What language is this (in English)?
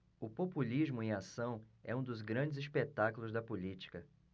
Portuguese